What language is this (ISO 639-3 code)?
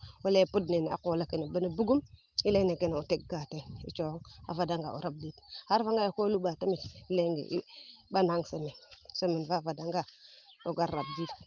srr